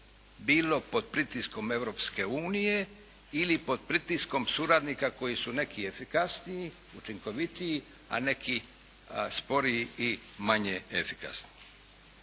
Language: Croatian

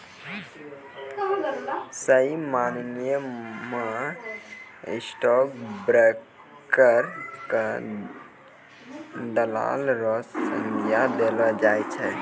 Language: Maithili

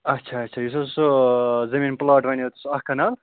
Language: Kashmiri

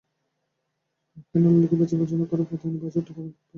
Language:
Bangla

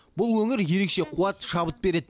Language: Kazakh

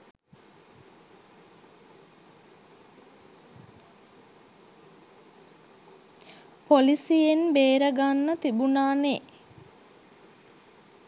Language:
Sinhala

